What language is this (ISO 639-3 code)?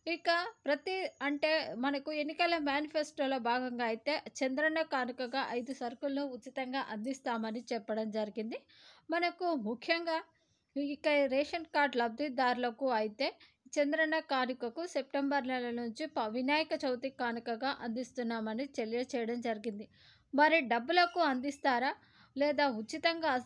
tel